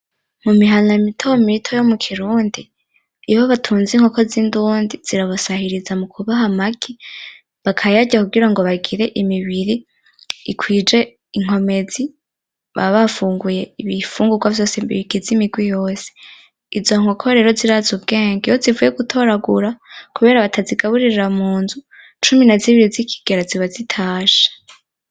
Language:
Rundi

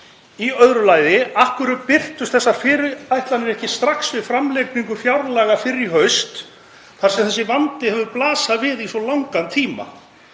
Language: Icelandic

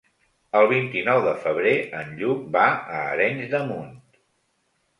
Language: Catalan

